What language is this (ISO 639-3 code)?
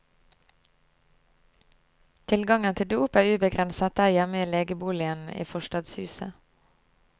nor